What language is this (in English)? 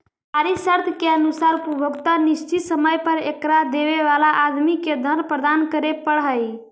Magahi